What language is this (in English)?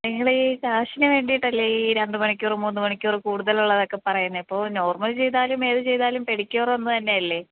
Malayalam